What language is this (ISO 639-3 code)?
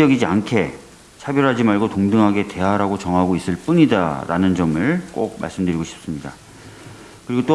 kor